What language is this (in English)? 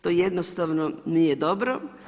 Croatian